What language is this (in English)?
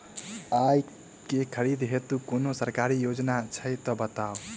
Maithili